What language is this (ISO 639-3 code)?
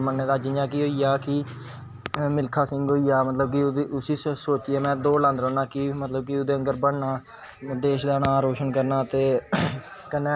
doi